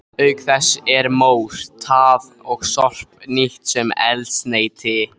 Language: Icelandic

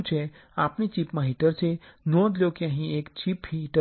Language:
Gujarati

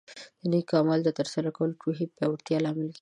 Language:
Pashto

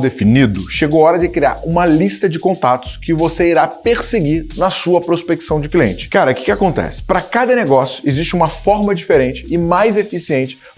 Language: Portuguese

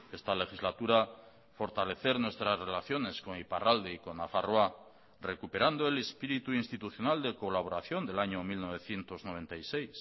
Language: Spanish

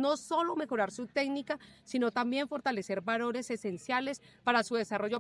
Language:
Spanish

